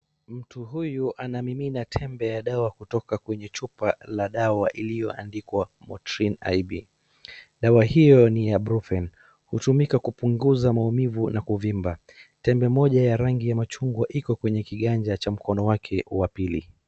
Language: Swahili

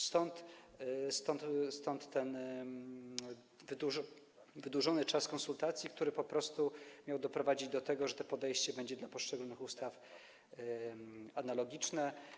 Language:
Polish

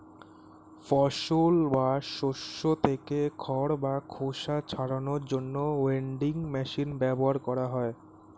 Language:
Bangla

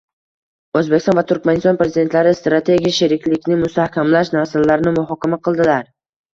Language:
Uzbek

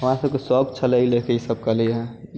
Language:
Maithili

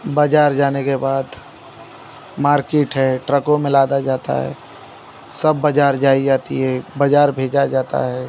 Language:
Hindi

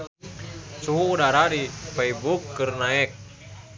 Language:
Sundanese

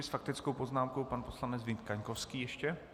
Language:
Czech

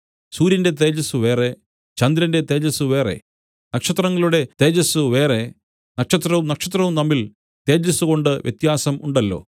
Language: Malayalam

